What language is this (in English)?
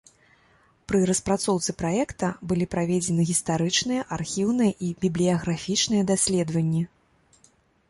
Belarusian